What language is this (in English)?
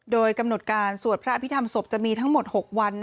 Thai